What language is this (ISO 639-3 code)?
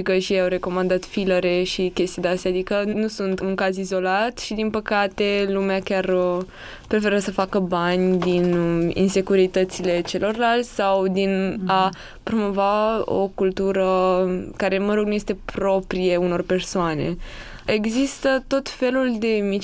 ron